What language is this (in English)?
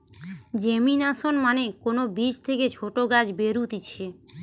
Bangla